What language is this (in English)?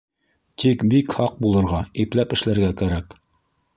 Bashkir